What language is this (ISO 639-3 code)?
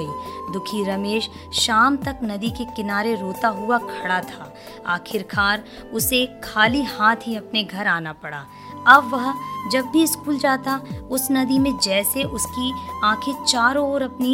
hin